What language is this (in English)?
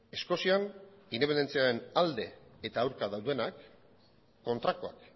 Basque